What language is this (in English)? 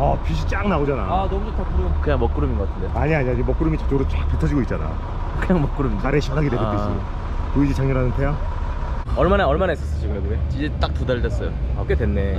Korean